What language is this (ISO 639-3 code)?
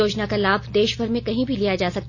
hin